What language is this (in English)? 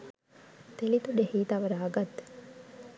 Sinhala